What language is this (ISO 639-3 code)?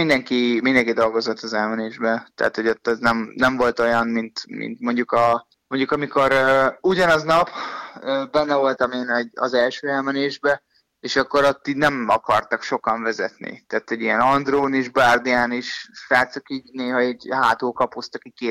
hun